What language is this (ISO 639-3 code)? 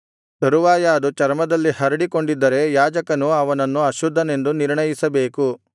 kan